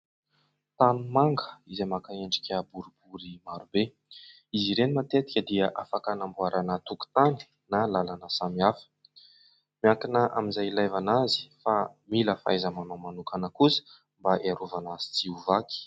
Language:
Malagasy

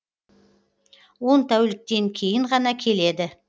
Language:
Kazakh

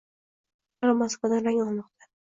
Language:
Uzbek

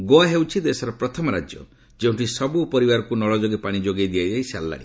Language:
Odia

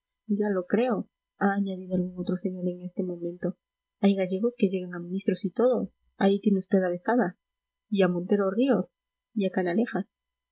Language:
Spanish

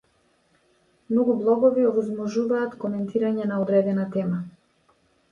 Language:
Macedonian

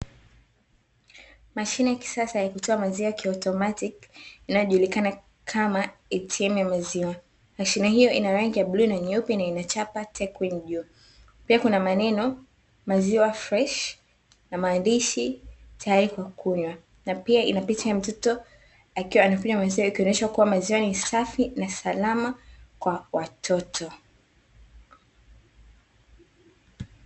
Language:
Swahili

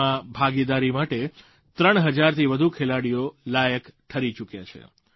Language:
Gujarati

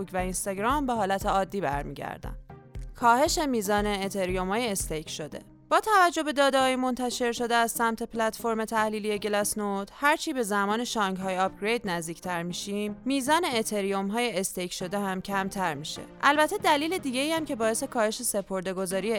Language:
Persian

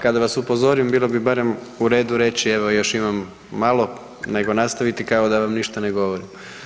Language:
Croatian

